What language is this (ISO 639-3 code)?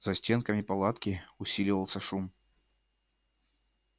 rus